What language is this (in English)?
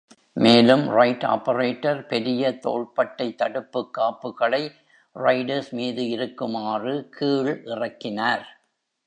Tamil